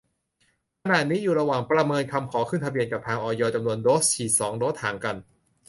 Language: Thai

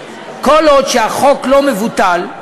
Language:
Hebrew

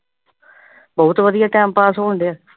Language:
Punjabi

